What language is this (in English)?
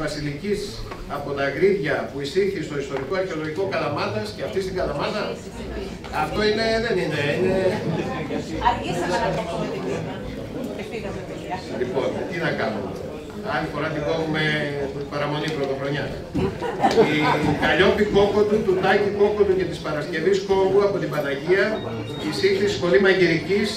Greek